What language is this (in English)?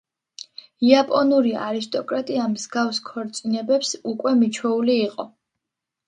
Georgian